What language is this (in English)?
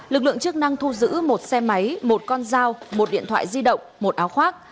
Vietnamese